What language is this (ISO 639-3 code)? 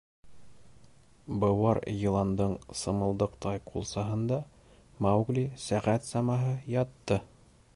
bak